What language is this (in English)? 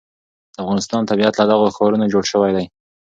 Pashto